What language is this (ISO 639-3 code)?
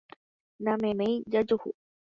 grn